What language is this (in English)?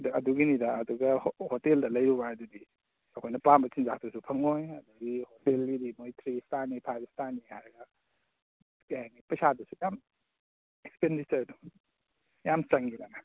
Manipuri